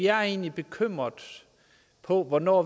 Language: Danish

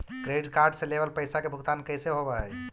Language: Magahi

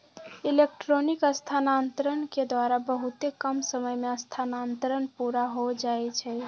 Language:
Magahi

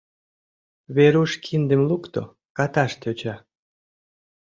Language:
Mari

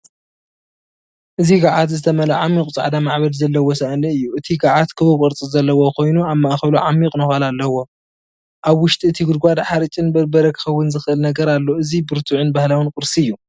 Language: Tigrinya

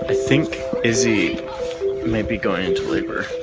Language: English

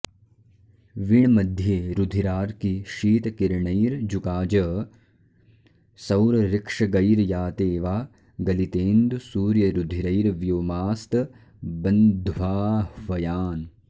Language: Sanskrit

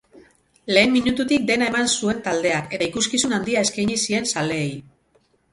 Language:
Basque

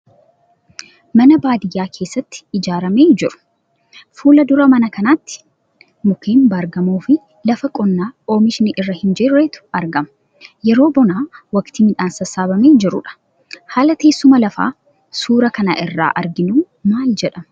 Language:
Oromo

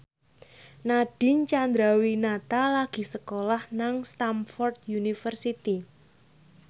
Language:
Javanese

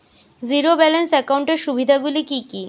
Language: Bangla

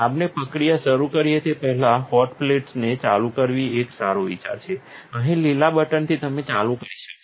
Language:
Gujarati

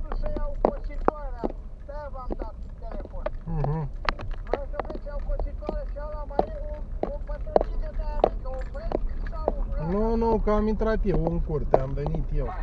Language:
Romanian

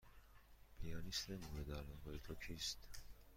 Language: Persian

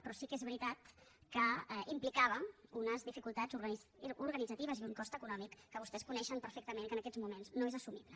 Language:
Catalan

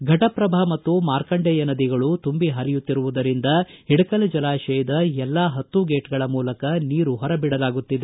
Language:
Kannada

